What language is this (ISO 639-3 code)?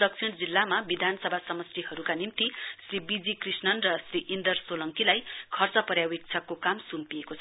nep